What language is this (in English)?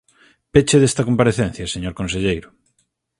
Galician